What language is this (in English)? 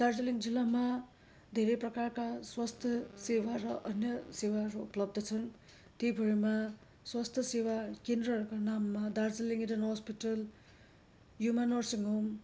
Nepali